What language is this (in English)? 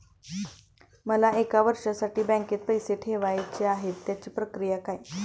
Marathi